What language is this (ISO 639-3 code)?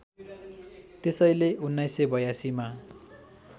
nep